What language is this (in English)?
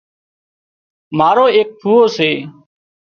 Wadiyara Koli